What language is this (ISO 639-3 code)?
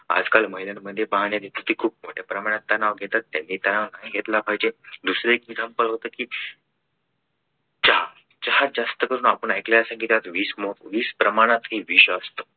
mar